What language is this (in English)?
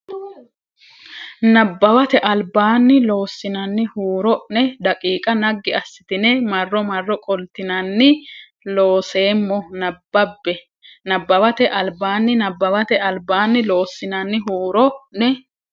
Sidamo